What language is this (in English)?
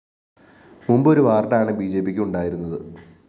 Malayalam